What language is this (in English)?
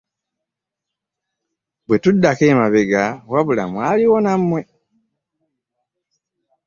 Ganda